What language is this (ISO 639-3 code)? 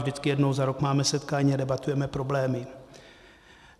ces